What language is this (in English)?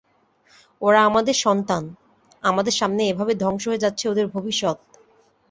Bangla